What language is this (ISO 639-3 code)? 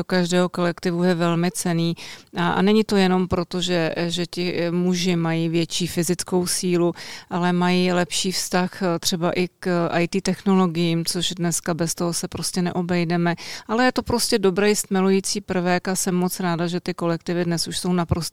ces